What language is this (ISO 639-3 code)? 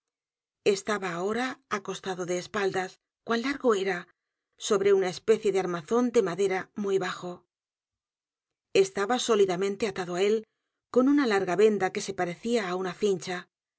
spa